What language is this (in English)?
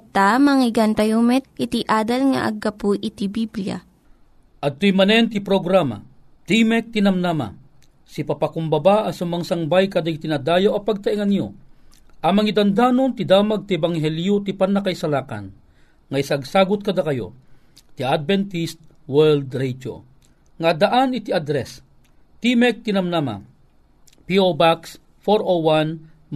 Filipino